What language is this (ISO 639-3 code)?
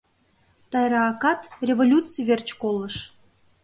chm